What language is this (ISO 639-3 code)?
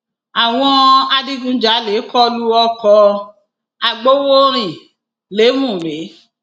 yor